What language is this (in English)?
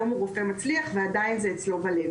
Hebrew